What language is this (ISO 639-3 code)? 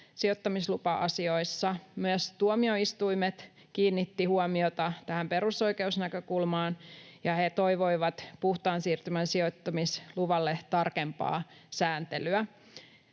fin